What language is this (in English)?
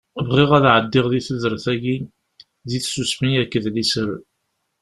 Kabyle